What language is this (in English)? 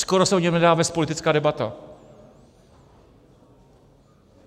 Czech